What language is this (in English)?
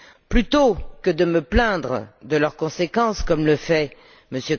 French